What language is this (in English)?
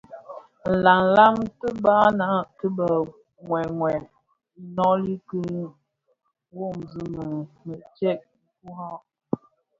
Bafia